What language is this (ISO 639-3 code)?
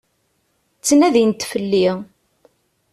kab